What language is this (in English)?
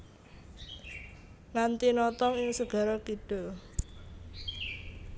Javanese